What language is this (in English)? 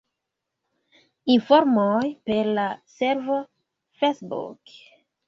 Esperanto